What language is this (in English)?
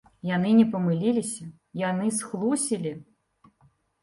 Belarusian